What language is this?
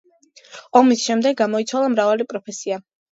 Georgian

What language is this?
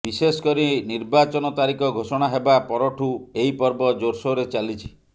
Odia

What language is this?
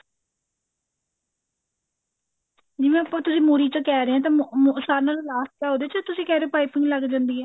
Punjabi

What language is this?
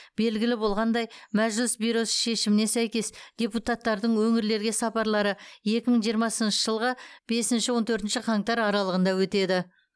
Kazakh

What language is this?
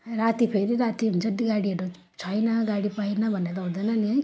Nepali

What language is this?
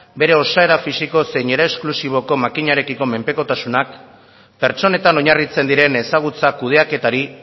Basque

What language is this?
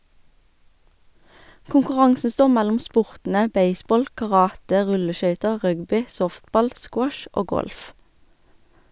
Norwegian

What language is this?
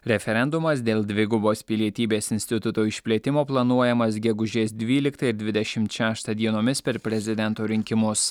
Lithuanian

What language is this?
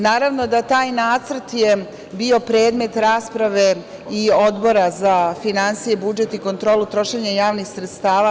Serbian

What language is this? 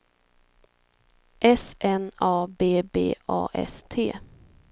Swedish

